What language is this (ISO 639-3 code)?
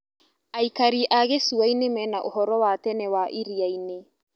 kik